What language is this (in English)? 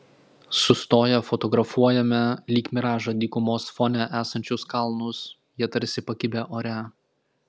Lithuanian